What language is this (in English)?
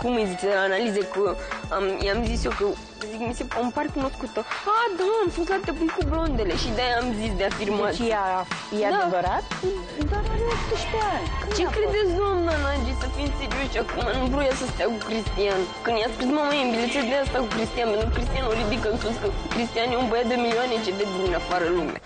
Romanian